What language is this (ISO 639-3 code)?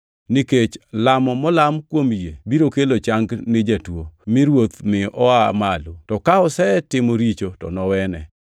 luo